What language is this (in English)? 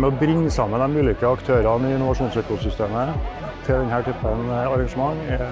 Norwegian